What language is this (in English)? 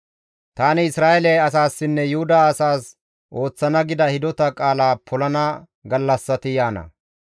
Gamo